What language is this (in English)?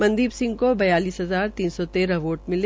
Hindi